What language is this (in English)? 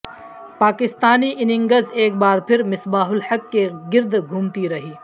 Urdu